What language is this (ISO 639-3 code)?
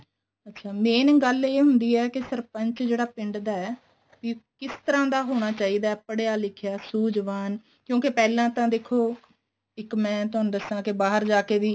pan